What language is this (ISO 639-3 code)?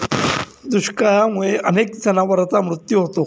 mar